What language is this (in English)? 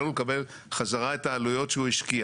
Hebrew